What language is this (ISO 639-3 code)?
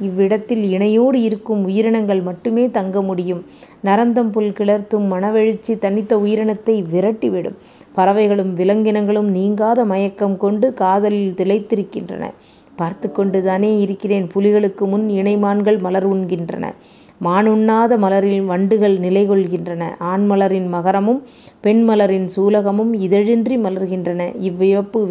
tam